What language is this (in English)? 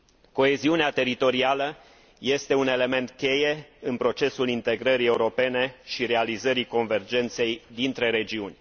Romanian